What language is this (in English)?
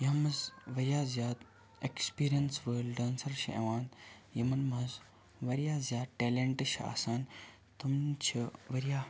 Kashmiri